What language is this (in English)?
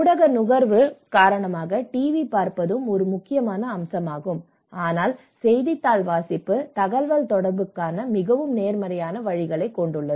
Tamil